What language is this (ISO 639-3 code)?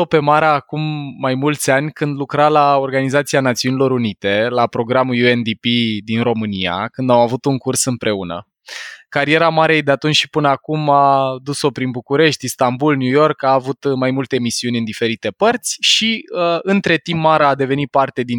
ron